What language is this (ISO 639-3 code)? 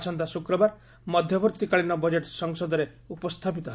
ori